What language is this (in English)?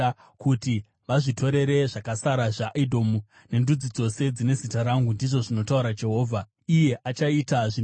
Shona